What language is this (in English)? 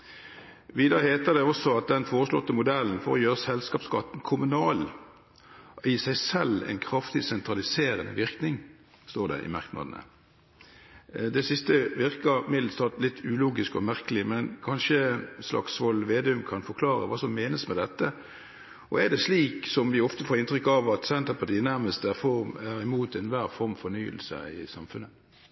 Norwegian Bokmål